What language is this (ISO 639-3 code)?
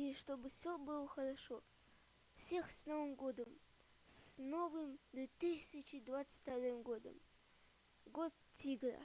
rus